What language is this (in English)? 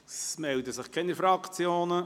Swiss German